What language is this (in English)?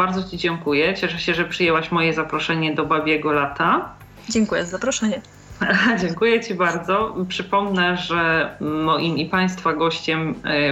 Polish